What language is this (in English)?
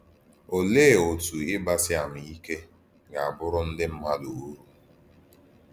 Igbo